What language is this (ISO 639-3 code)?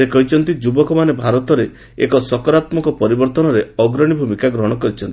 ori